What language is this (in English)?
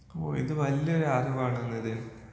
Malayalam